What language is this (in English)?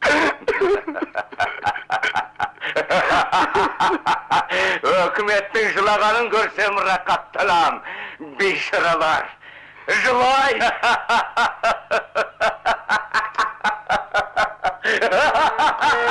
Kazakh